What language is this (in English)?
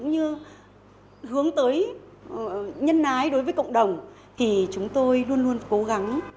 Vietnamese